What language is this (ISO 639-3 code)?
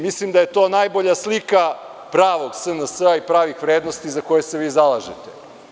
srp